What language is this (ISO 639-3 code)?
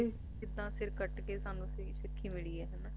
pan